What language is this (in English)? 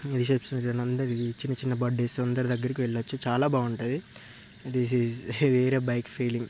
Telugu